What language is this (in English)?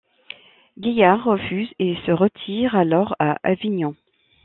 French